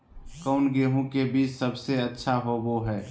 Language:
Magahi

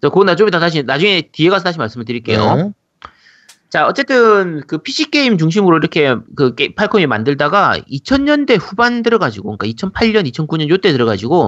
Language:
Korean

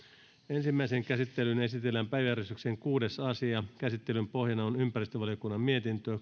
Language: Finnish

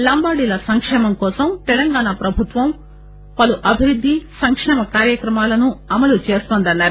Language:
Telugu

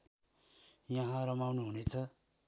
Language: Nepali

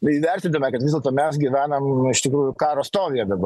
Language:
Lithuanian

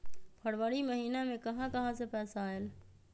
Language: Magahi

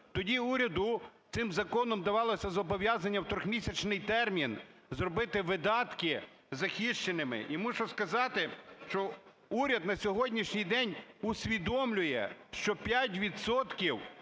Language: Ukrainian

